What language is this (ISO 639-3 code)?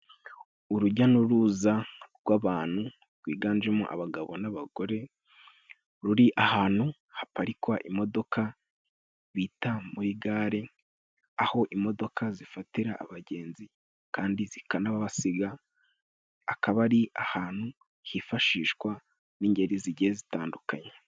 kin